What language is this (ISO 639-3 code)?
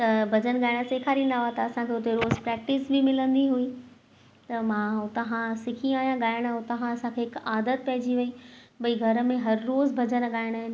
snd